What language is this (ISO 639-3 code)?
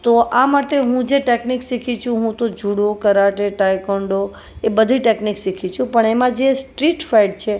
guj